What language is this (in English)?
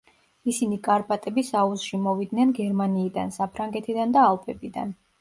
Georgian